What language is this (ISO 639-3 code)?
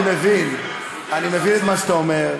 heb